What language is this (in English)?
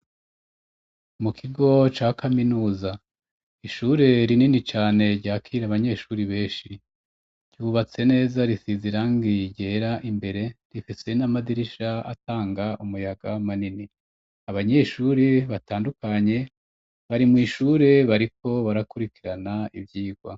Rundi